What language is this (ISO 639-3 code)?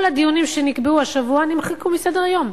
heb